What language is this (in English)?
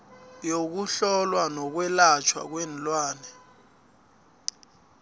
South Ndebele